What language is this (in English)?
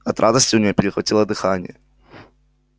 Russian